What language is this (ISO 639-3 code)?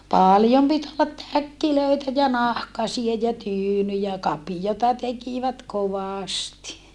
fin